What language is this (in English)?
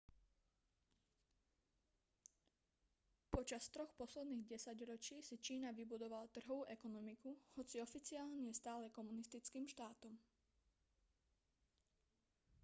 Slovak